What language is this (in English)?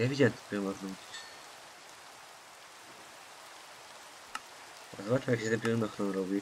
Polish